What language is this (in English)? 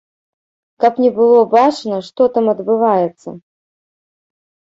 Belarusian